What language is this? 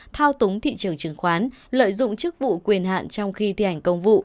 Vietnamese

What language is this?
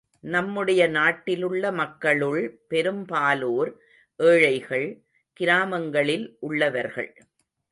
Tamil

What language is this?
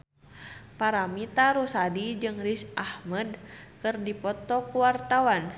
Sundanese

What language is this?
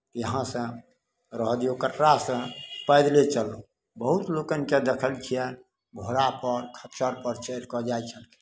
Maithili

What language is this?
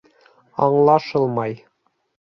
Bashkir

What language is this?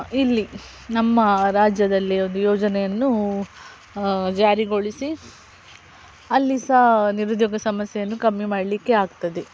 Kannada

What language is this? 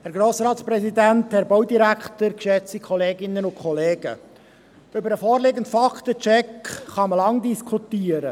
Swiss German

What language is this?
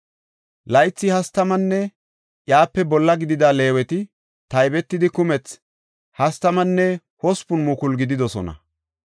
Gofa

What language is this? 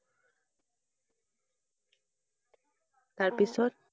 Assamese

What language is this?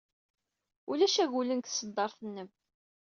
Kabyle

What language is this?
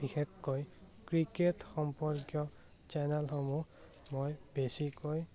Assamese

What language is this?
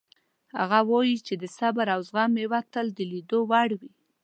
Pashto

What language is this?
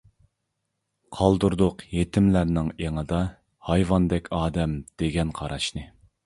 Uyghur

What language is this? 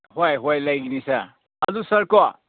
Manipuri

